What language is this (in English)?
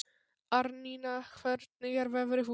Icelandic